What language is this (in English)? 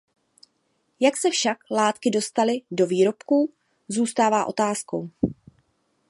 Czech